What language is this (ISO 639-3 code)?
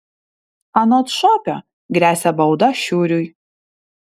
lit